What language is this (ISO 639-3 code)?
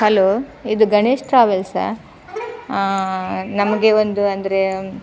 kan